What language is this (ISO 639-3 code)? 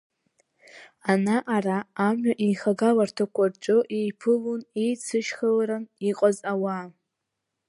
abk